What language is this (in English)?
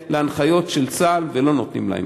Hebrew